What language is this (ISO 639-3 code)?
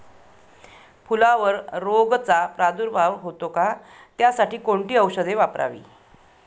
mar